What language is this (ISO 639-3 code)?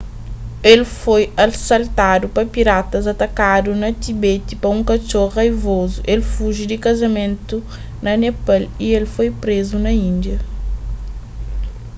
kea